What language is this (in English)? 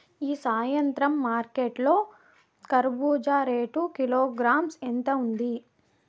Telugu